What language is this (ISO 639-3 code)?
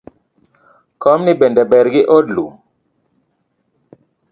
luo